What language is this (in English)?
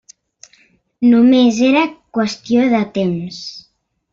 Catalan